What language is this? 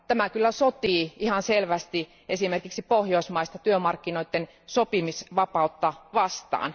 Finnish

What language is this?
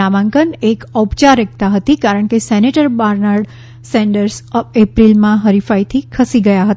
Gujarati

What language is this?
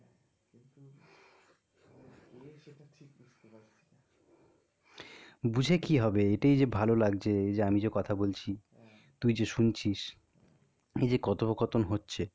Bangla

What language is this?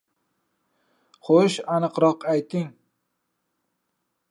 Uzbek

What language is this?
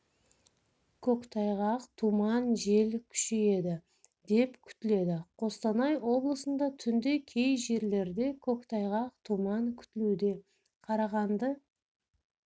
Kazakh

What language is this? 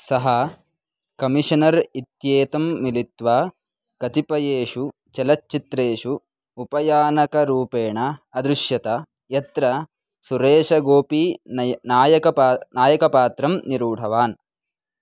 Sanskrit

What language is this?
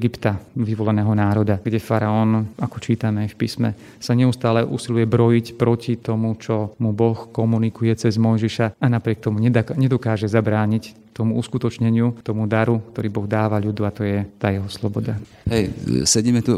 Slovak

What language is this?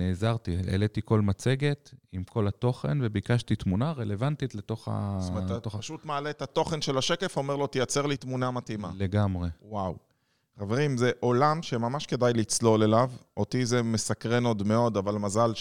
Hebrew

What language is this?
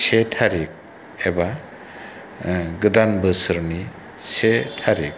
Bodo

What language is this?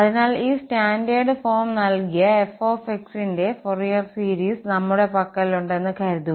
Malayalam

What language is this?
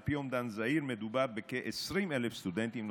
Hebrew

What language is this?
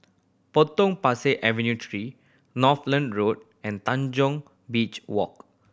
English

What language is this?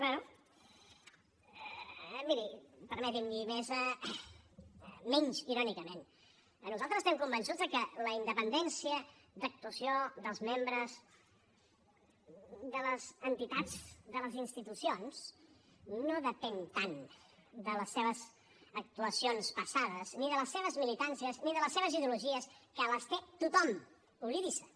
Catalan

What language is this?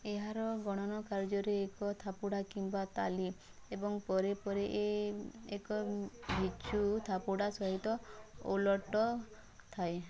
Odia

